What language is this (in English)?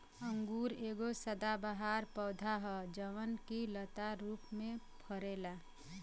Bhojpuri